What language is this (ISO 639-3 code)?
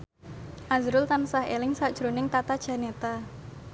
jav